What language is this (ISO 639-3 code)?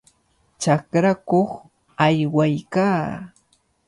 qvl